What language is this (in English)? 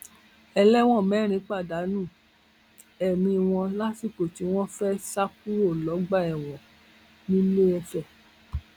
Yoruba